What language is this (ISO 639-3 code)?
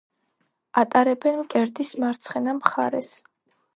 kat